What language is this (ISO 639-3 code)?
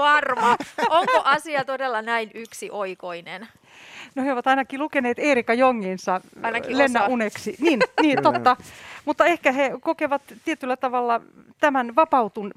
fin